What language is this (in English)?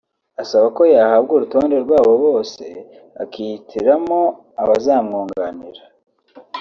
Kinyarwanda